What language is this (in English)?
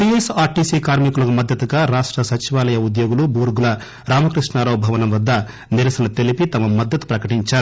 Telugu